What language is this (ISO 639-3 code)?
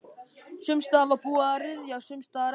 isl